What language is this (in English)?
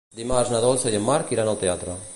Catalan